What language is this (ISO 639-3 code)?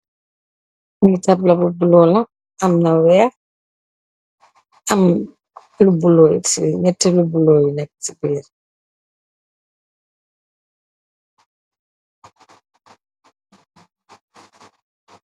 wol